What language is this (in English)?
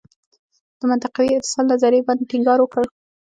Pashto